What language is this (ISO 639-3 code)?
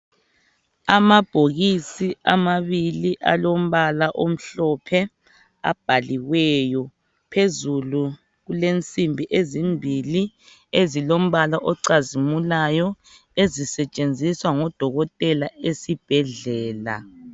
nde